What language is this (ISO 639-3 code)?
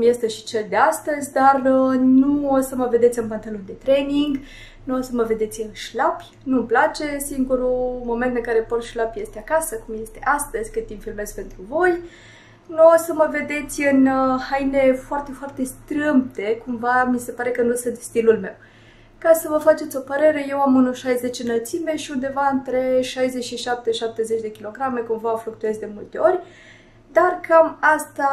ron